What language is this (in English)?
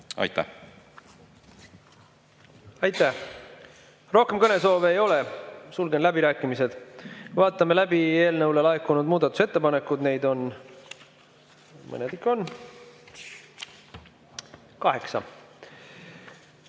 Estonian